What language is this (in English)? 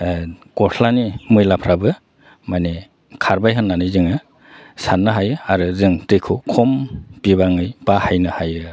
Bodo